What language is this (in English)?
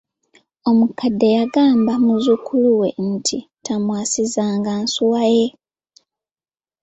Ganda